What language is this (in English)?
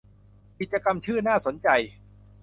Thai